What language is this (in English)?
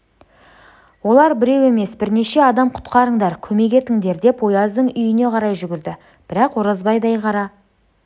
Kazakh